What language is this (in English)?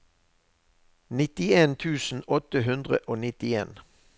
Norwegian